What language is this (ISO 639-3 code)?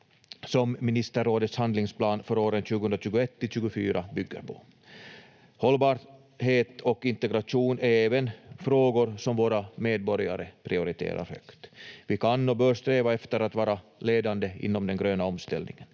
fin